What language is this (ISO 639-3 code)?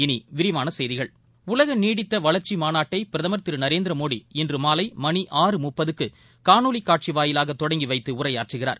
tam